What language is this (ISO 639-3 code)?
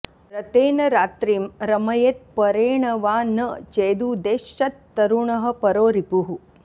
san